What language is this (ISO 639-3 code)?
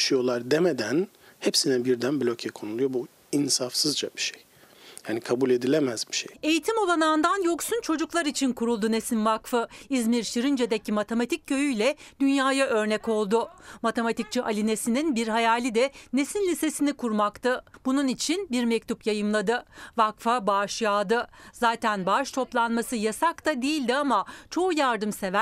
tur